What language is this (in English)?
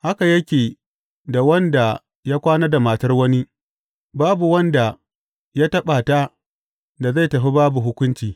Hausa